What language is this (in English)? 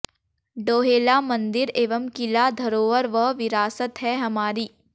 Hindi